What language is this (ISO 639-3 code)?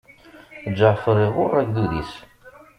kab